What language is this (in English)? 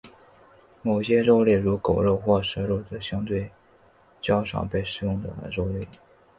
Chinese